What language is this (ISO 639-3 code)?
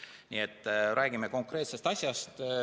est